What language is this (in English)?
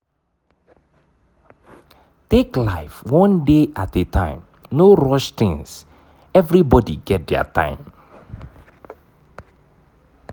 Nigerian Pidgin